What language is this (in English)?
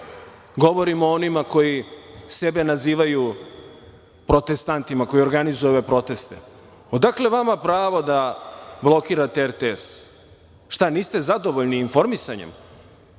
Serbian